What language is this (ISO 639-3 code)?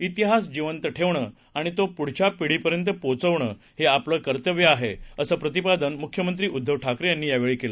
mar